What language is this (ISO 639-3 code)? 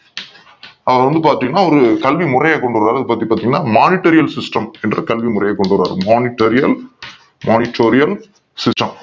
tam